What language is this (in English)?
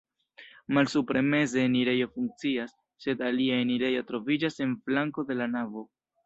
Esperanto